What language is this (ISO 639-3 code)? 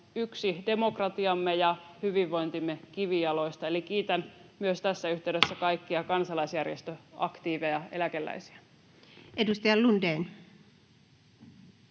fin